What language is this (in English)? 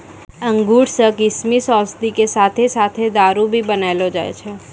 Maithili